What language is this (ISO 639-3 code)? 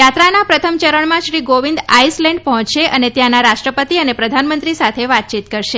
guj